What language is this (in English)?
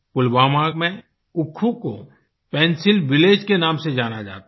Hindi